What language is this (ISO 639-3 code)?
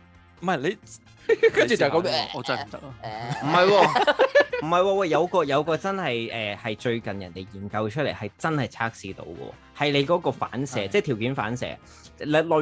zho